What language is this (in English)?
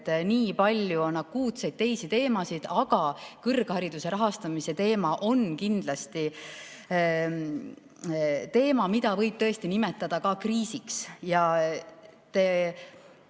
Estonian